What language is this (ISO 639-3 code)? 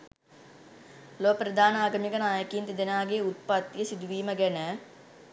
sin